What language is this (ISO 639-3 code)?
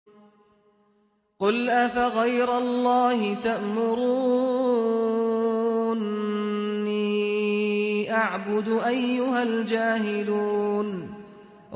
ara